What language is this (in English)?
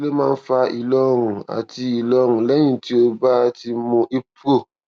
Yoruba